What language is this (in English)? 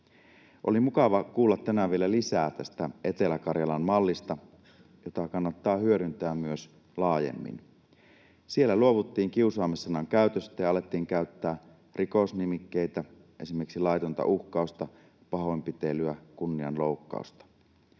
Finnish